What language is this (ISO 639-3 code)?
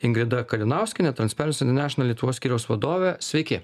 lit